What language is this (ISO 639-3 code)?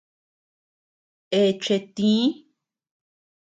cux